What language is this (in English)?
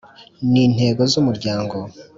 Kinyarwanda